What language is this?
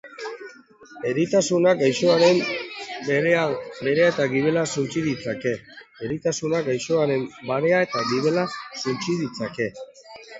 Basque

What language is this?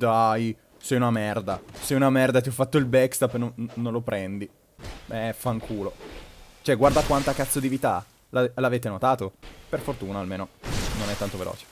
Italian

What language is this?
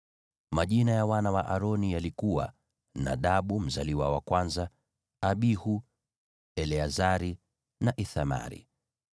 Swahili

